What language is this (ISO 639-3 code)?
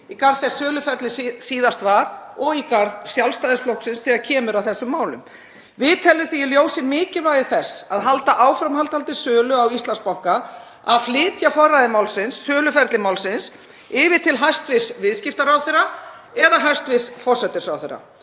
isl